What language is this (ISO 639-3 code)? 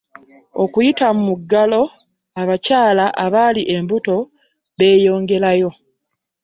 lug